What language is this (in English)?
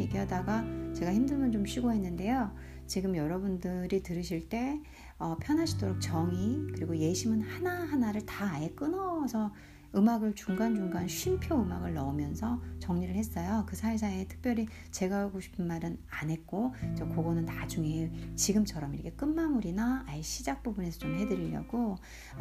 Korean